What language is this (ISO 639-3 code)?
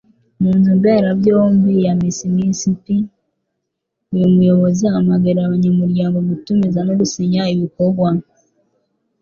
kin